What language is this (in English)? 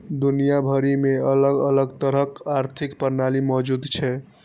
Maithili